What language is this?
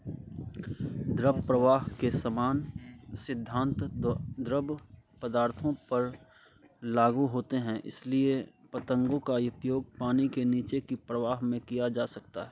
Hindi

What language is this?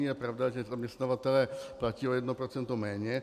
Czech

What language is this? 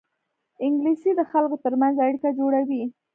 Pashto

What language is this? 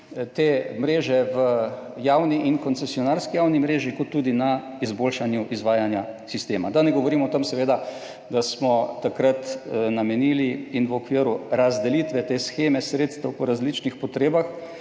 Slovenian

